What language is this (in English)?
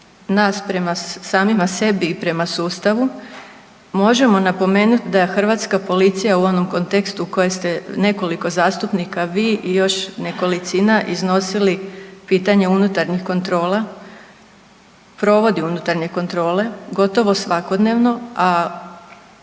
Croatian